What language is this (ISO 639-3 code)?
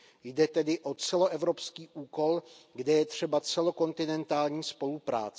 ces